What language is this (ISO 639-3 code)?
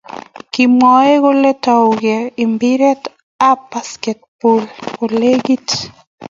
kln